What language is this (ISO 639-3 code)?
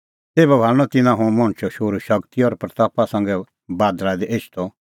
kfx